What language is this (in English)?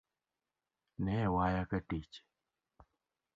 Luo (Kenya and Tanzania)